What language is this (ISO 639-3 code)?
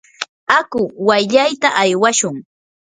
qur